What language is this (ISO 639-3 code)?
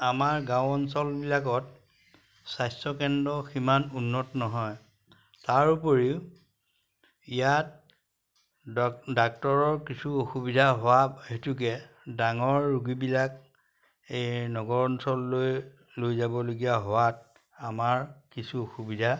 asm